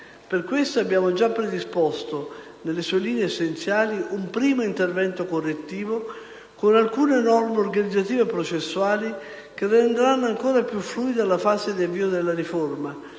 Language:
Italian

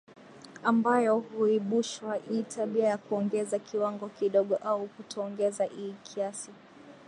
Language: Swahili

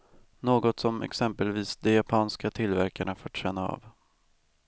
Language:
Swedish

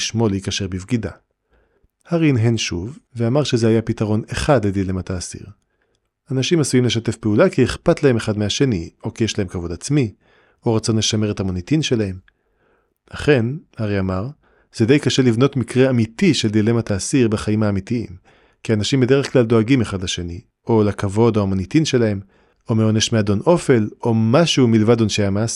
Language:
Hebrew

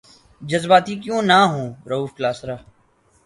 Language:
Urdu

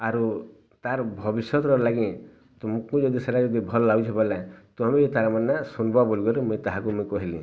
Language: Odia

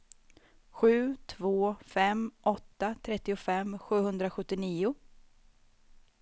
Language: Swedish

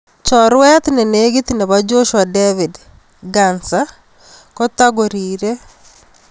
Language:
Kalenjin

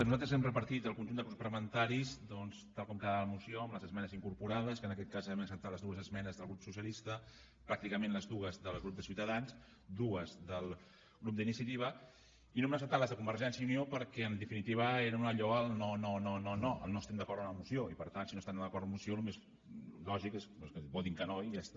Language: Catalan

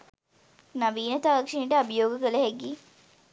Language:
Sinhala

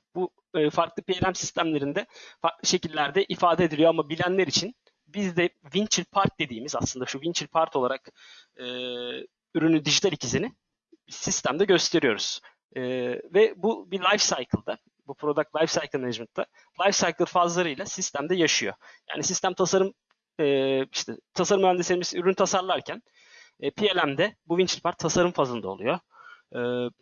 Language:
Turkish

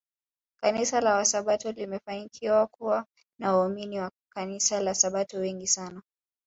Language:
Swahili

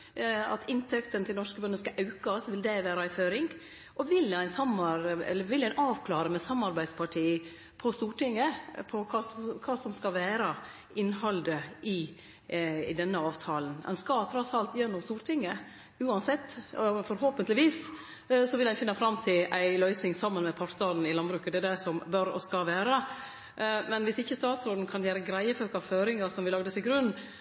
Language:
Norwegian Nynorsk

